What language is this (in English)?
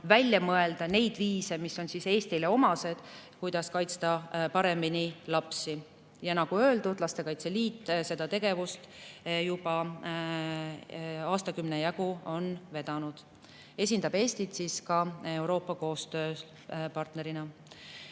Estonian